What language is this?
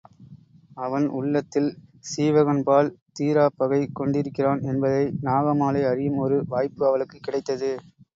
Tamil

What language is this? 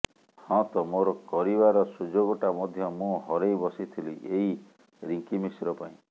Odia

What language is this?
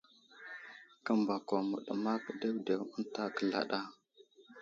Wuzlam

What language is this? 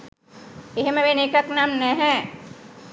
Sinhala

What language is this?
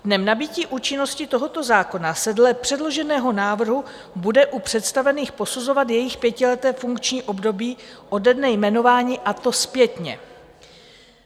Czech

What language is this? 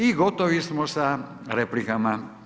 Croatian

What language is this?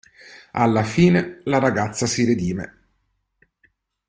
Italian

